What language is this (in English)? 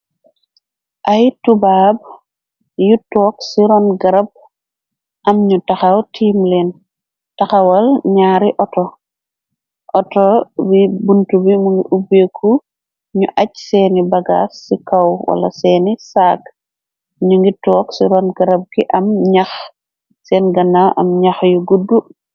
Wolof